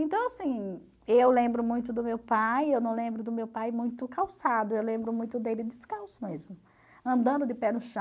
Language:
Portuguese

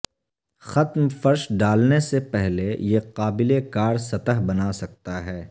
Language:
Urdu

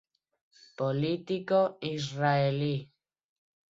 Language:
Galician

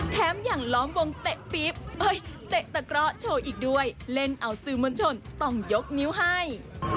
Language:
Thai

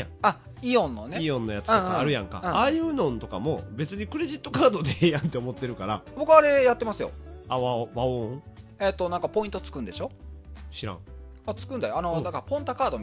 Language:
Japanese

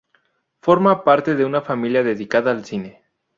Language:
Spanish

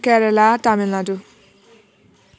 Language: Nepali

